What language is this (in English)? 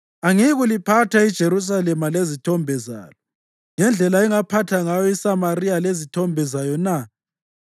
North Ndebele